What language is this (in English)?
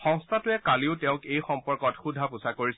Assamese